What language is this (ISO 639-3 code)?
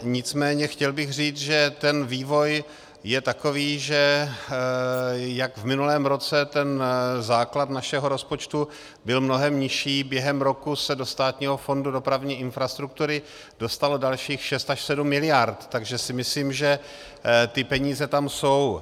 ces